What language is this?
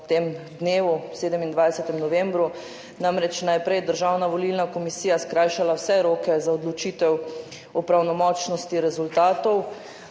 Slovenian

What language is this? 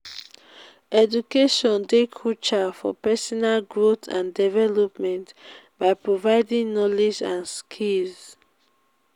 Nigerian Pidgin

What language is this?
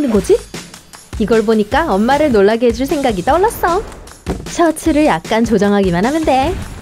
Korean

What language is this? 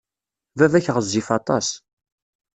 Kabyle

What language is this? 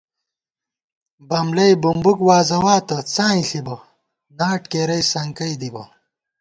Gawar-Bati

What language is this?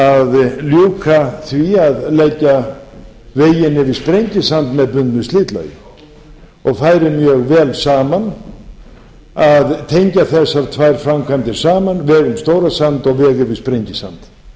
Icelandic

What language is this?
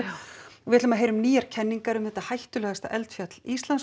Icelandic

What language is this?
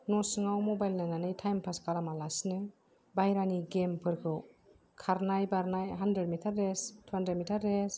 Bodo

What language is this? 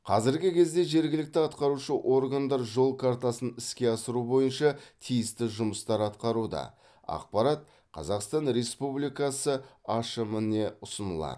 Kazakh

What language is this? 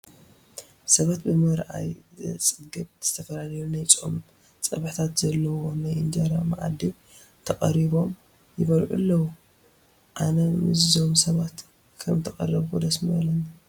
Tigrinya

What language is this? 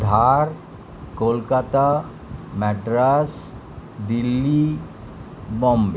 Bangla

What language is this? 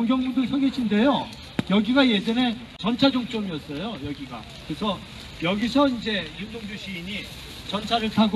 Korean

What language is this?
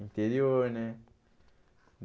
Portuguese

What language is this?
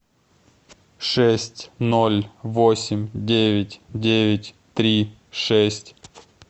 Russian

